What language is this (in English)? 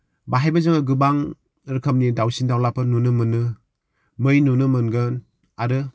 Bodo